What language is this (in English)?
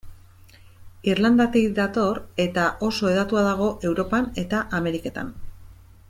Basque